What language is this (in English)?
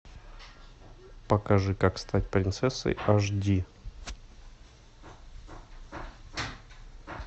Russian